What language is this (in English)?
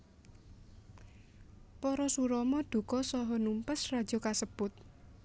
Javanese